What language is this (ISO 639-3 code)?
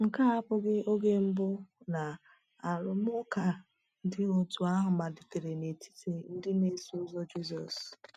ibo